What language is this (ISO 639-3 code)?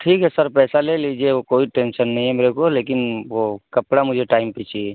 urd